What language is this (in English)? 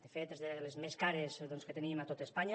Catalan